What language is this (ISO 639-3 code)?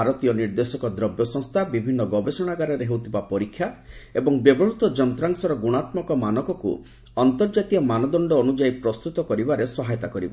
ori